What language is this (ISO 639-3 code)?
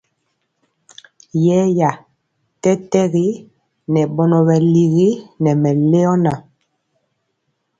mcx